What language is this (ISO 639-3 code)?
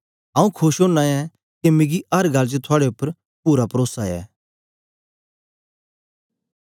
doi